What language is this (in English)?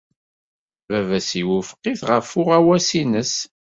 Kabyle